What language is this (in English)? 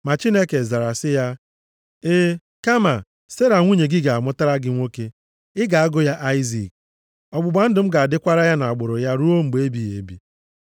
Igbo